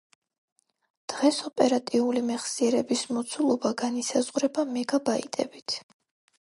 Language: Georgian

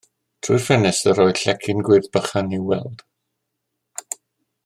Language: Welsh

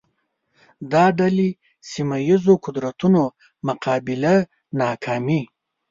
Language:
Pashto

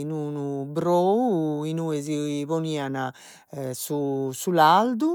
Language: Sardinian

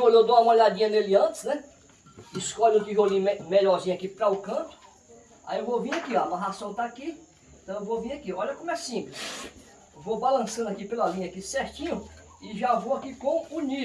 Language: Portuguese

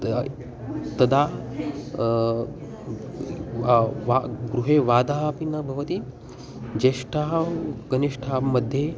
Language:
Sanskrit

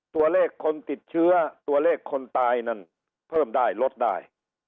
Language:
Thai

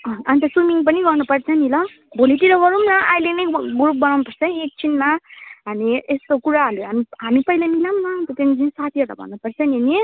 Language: Nepali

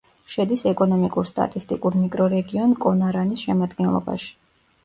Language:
Georgian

